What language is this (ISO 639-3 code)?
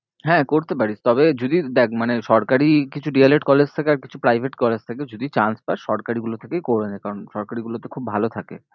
ben